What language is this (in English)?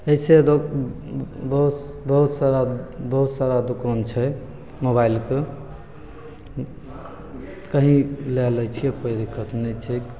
Maithili